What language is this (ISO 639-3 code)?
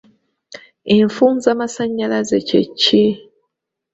lug